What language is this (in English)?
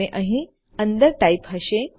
Gujarati